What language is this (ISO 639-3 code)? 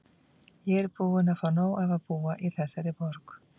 isl